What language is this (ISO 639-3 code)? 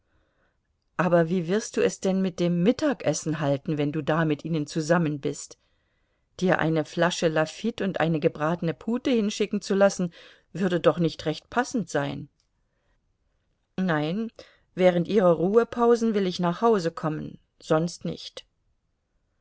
deu